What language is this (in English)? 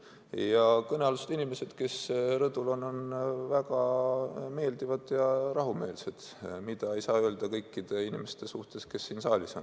Estonian